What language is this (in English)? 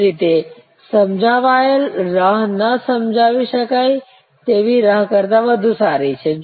Gujarati